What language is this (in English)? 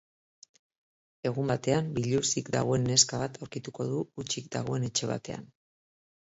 Basque